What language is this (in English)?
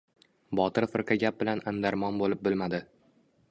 Uzbek